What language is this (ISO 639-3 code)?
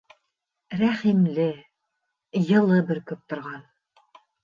bak